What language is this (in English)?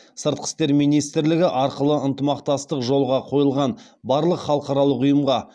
Kazakh